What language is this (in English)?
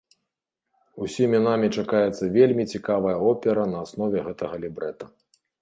Belarusian